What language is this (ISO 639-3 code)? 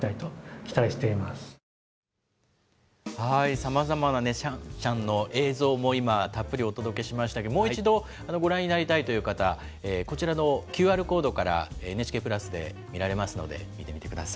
jpn